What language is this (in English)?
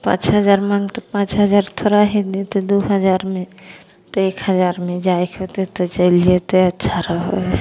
Maithili